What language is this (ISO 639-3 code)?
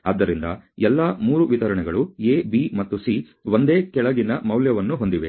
kan